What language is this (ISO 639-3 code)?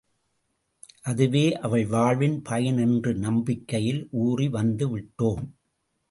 tam